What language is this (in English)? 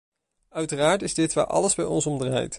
Dutch